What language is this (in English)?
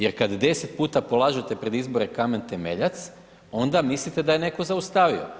Croatian